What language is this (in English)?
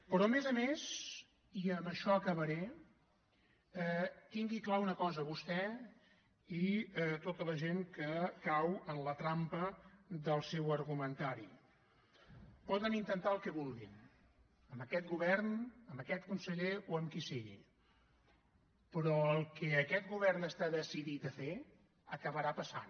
Catalan